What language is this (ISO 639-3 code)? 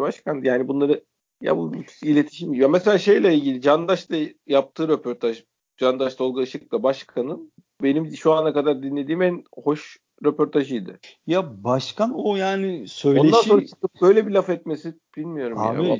tur